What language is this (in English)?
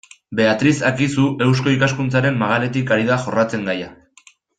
Basque